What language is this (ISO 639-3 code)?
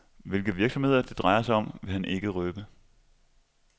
dan